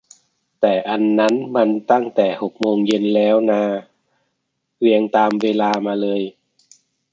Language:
Thai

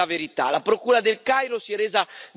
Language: Italian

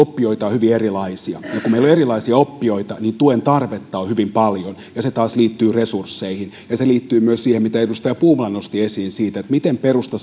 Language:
Finnish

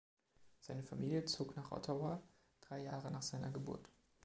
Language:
German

